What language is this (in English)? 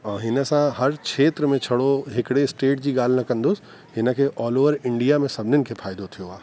Sindhi